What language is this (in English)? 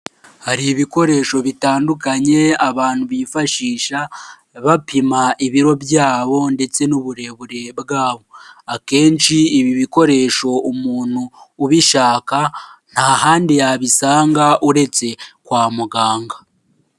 Kinyarwanda